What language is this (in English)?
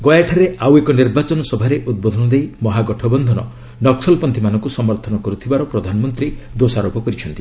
Odia